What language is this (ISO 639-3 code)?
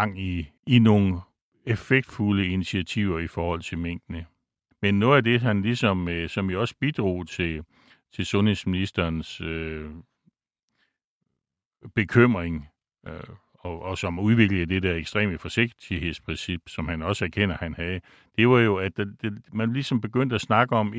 dan